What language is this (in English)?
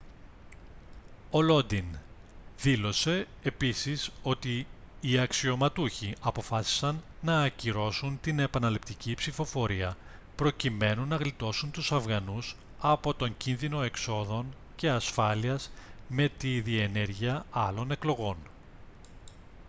Greek